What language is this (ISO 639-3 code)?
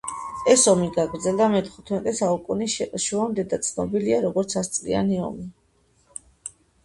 kat